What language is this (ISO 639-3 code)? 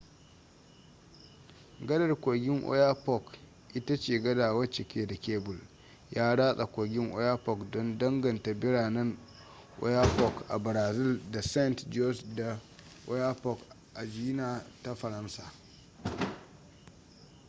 hau